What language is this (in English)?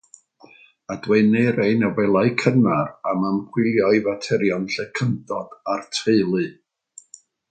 Welsh